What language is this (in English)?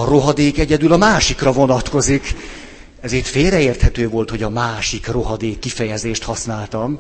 Hungarian